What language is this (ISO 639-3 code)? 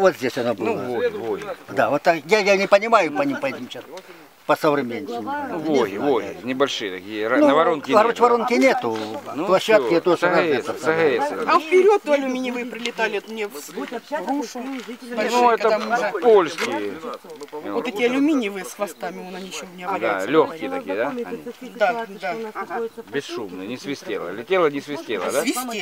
rus